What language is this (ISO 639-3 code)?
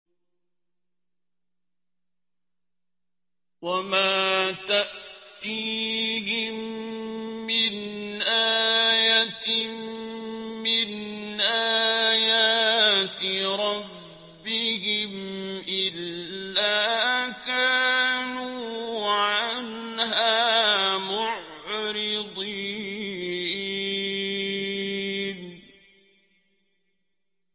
ara